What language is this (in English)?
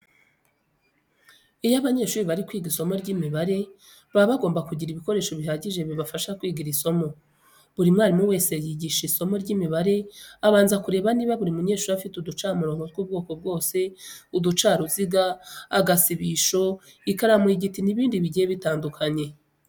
Kinyarwanda